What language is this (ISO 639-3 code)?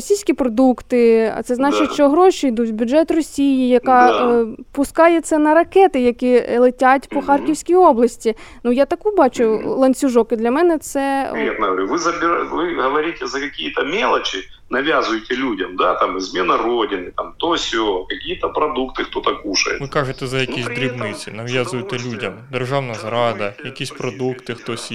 ukr